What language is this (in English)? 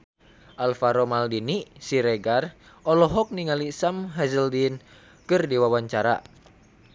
Sundanese